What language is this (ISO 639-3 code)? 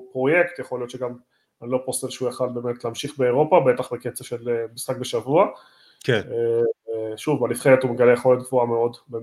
heb